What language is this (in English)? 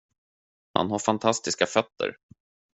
Swedish